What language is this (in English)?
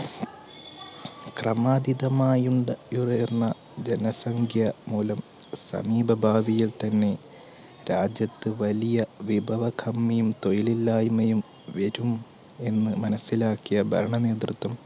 Malayalam